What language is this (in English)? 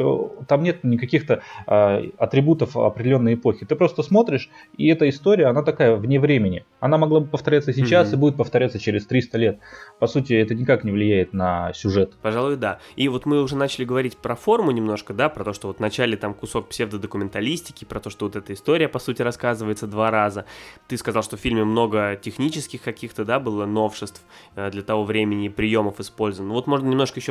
Russian